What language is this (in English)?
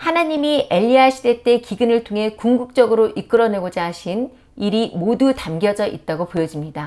Korean